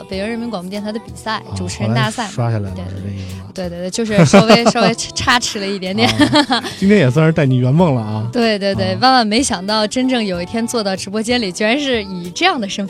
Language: Chinese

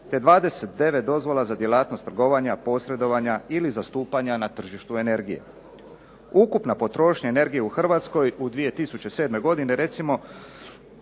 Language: Croatian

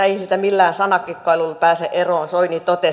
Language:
Finnish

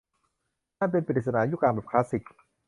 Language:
Thai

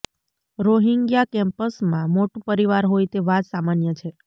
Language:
Gujarati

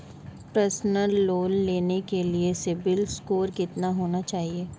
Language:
Hindi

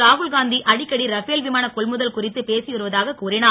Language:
Tamil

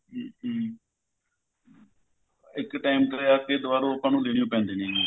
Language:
Punjabi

